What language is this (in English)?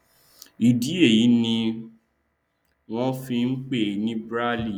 Yoruba